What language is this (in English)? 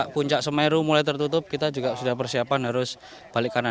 Indonesian